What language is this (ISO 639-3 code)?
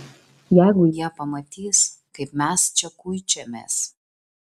lit